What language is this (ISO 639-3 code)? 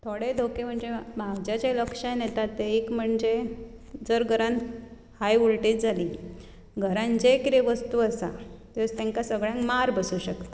kok